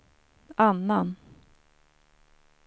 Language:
Swedish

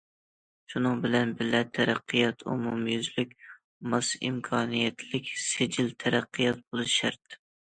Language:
Uyghur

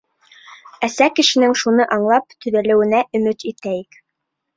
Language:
Bashkir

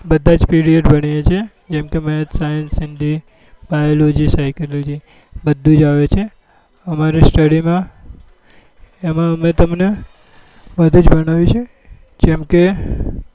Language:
Gujarati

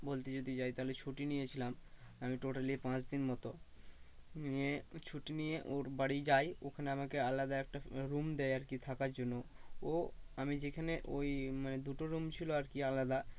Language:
Bangla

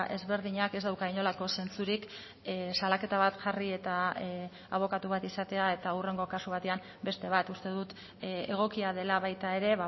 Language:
Basque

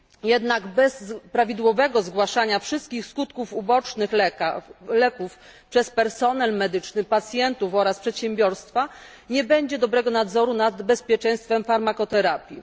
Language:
Polish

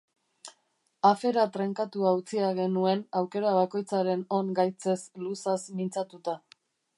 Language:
Basque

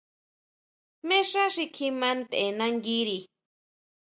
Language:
Huautla Mazatec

